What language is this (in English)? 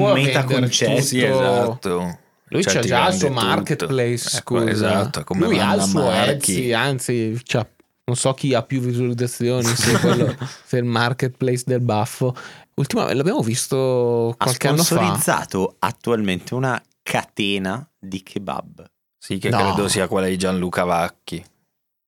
Italian